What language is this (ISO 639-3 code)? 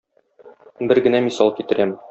tat